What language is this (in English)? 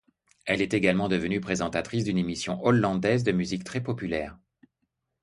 French